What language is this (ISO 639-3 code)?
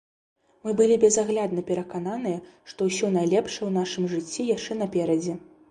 bel